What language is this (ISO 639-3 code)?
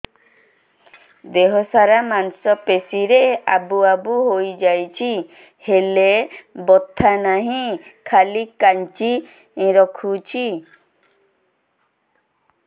ori